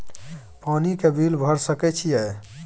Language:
Maithili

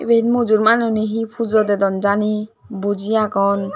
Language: Chakma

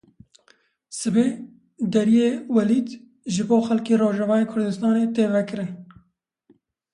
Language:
Kurdish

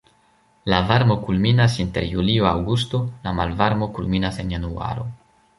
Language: Esperanto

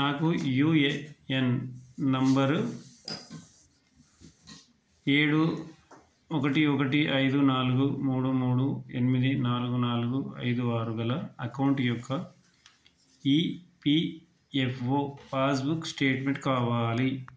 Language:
Telugu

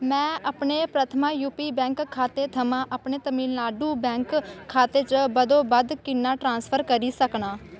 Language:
Dogri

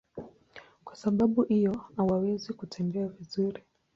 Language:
Swahili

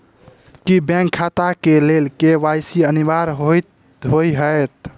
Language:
Maithili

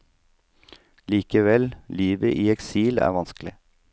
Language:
Norwegian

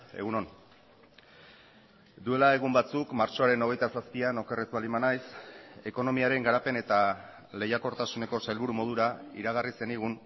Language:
Basque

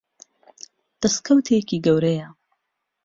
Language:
Central Kurdish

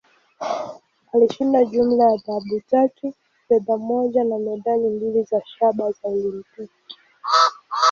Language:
Swahili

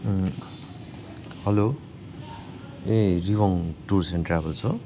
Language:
Nepali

